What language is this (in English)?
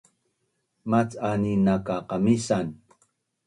Bunun